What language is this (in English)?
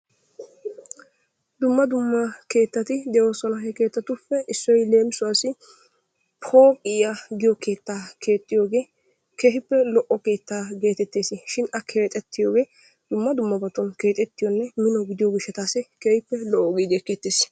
Wolaytta